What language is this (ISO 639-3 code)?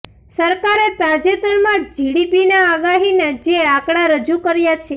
guj